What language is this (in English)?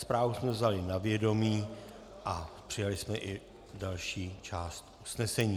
Czech